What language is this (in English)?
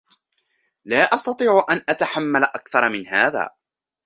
Arabic